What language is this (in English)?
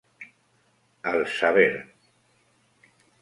Spanish